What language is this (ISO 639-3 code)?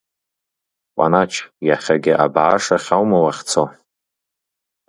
abk